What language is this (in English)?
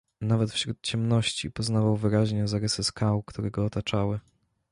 Polish